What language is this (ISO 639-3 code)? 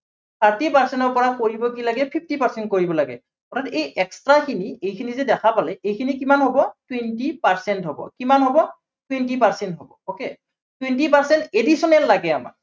asm